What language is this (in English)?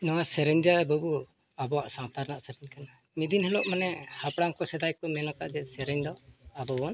Santali